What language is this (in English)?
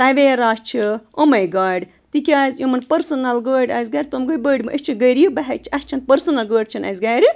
Kashmiri